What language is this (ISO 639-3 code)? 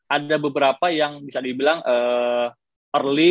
ind